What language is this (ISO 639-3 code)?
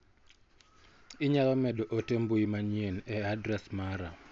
luo